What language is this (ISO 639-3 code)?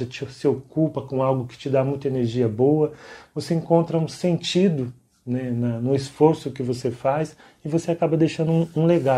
por